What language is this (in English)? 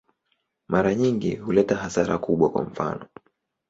Swahili